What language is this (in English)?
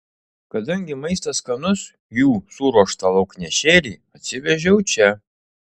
Lithuanian